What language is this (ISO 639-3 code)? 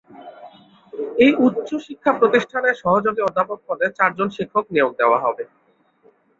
ben